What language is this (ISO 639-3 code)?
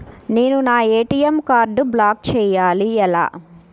tel